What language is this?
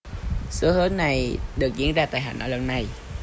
Vietnamese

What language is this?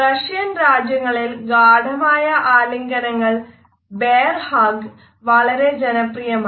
Malayalam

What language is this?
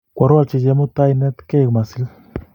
Kalenjin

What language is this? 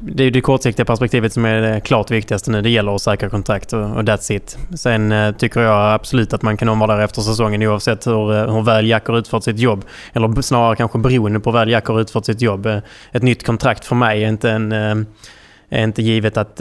Swedish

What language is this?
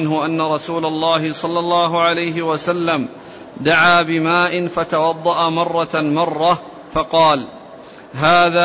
Arabic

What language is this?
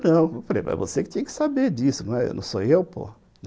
Portuguese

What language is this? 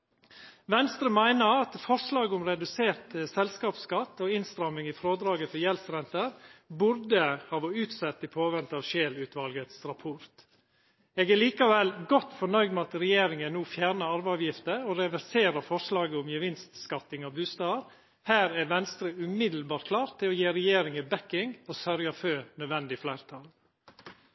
Norwegian Nynorsk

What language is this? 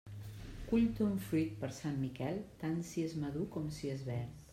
Catalan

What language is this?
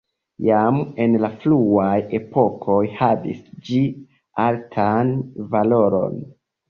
Esperanto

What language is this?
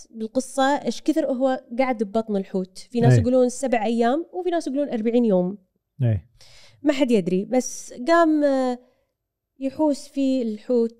Arabic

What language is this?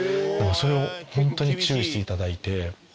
Japanese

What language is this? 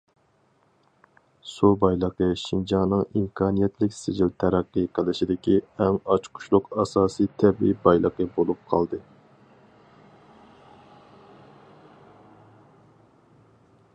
Uyghur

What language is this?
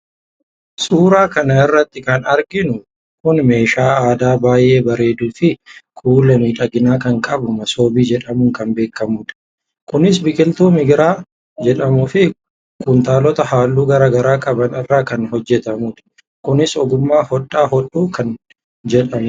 Oromo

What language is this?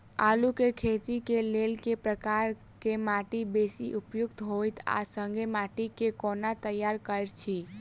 Maithili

